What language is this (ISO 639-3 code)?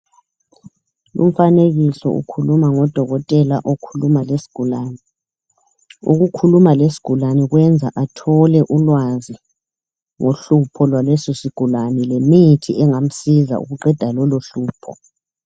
nde